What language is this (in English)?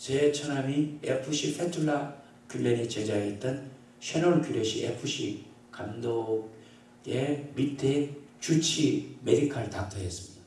Korean